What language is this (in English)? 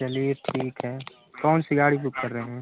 Hindi